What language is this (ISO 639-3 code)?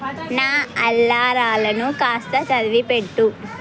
tel